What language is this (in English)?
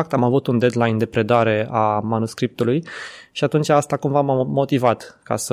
Romanian